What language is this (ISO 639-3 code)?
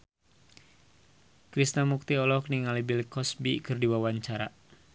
sun